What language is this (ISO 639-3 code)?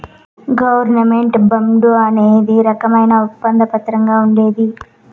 tel